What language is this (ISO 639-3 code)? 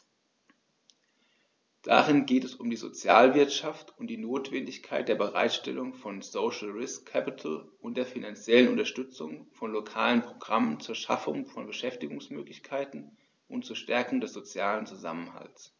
deu